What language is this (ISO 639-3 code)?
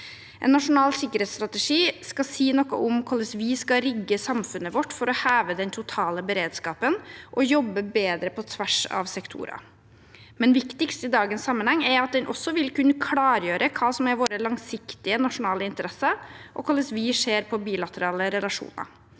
nor